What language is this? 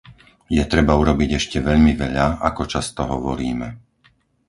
Slovak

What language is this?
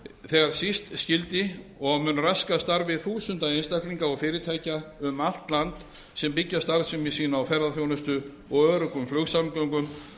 Icelandic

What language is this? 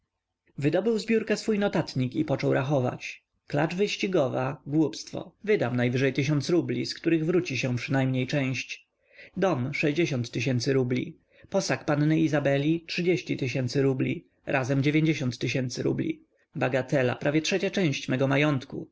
Polish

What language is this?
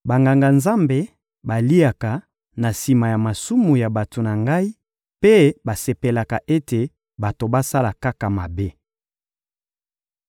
Lingala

